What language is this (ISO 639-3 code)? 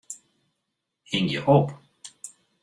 fry